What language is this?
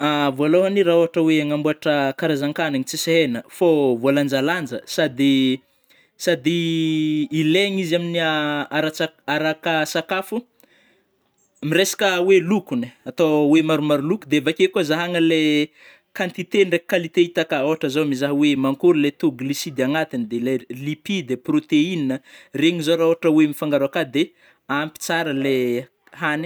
Northern Betsimisaraka Malagasy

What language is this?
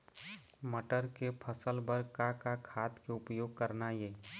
Chhattisgarhi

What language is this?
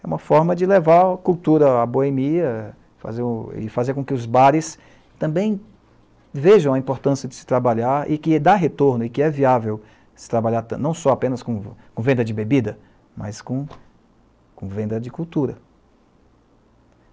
Portuguese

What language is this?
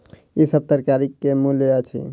Maithili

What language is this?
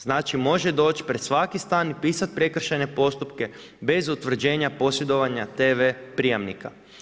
Croatian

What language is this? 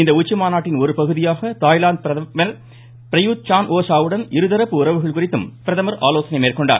Tamil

